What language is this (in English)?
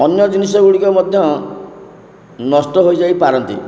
Odia